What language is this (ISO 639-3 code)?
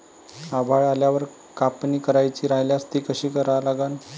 mar